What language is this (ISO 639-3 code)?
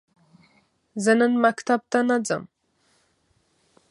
pus